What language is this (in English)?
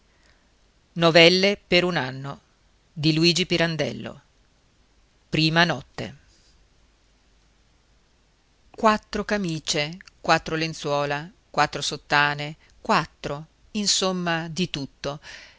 Italian